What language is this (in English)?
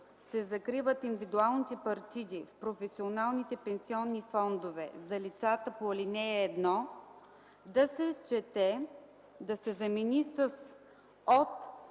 Bulgarian